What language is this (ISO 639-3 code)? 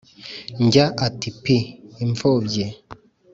kin